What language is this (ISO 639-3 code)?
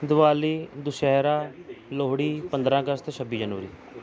pan